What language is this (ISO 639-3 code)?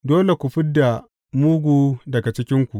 hau